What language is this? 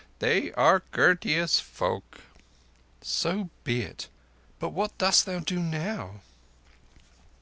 English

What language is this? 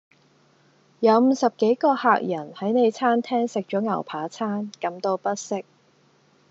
Cantonese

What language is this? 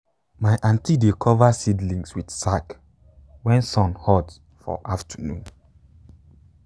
Nigerian Pidgin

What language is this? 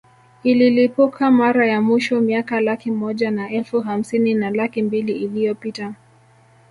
Swahili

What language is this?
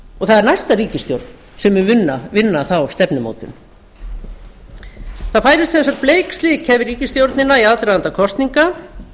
Icelandic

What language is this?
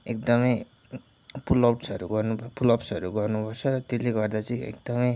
Nepali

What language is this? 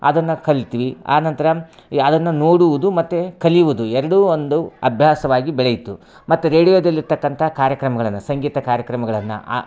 Kannada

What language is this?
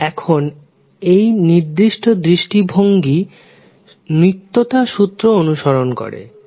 Bangla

